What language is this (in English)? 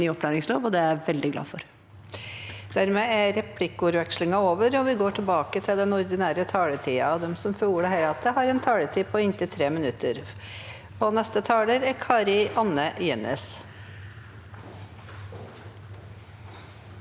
Norwegian